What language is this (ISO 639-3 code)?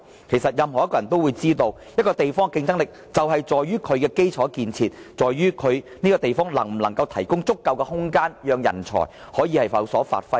yue